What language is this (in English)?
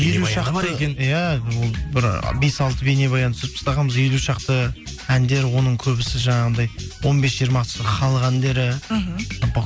Kazakh